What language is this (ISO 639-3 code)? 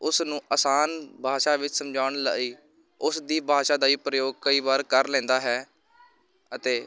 pan